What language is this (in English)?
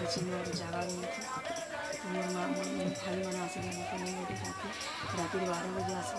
Romanian